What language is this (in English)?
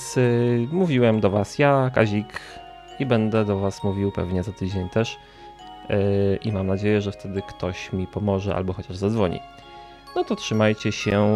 Polish